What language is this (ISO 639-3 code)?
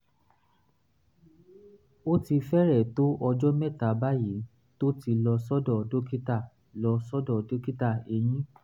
yor